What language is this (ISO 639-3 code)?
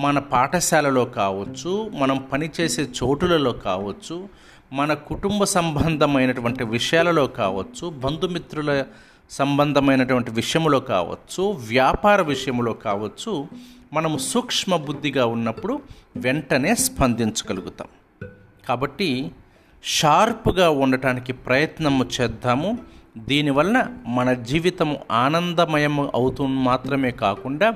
tel